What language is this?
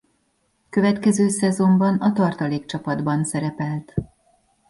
Hungarian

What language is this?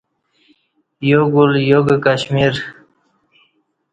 Kati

